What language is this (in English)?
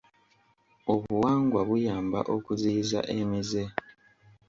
Ganda